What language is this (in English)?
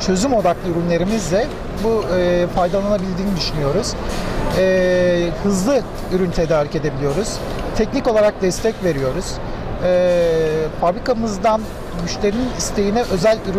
Turkish